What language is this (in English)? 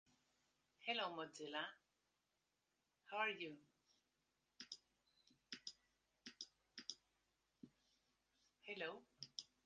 Spanish